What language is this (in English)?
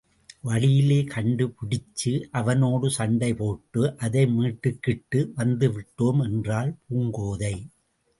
Tamil